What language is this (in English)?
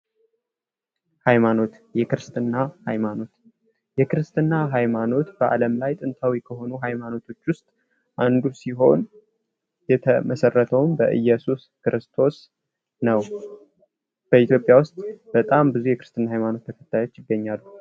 Amharic